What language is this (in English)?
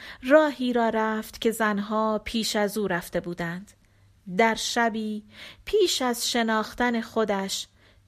Persian